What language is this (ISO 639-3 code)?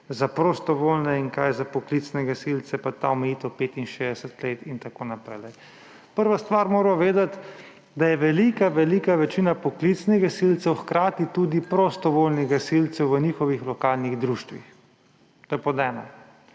slv